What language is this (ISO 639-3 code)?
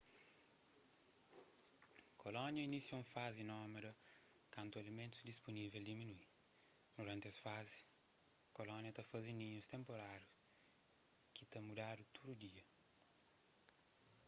kea